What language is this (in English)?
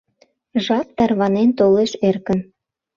Mari